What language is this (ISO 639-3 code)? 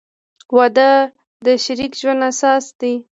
pus